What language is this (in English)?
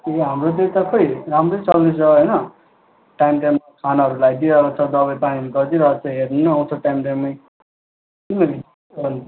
Nepali